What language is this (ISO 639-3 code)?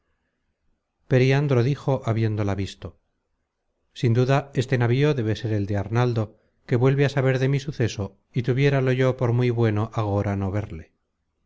spa